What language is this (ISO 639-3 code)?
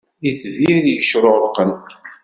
kab